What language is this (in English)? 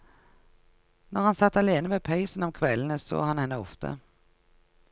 Norwegian